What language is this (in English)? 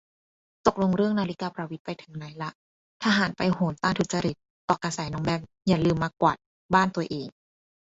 Thai